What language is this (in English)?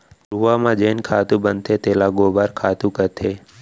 Chhattisgarhi